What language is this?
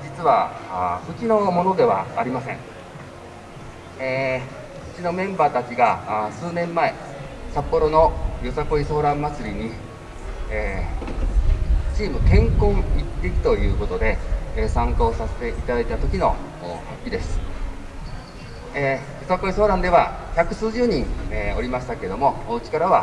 Japanese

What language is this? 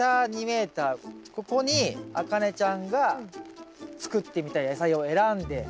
Japanese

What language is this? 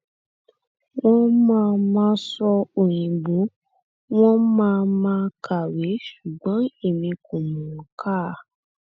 Yoruba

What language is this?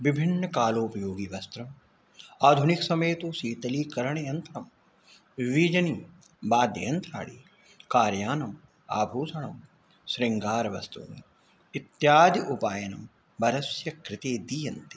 Sanskrit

